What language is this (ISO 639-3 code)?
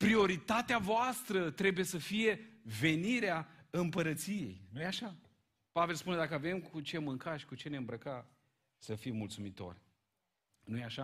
ron